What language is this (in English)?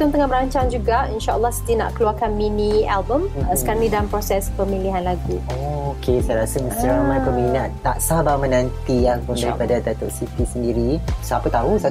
Malay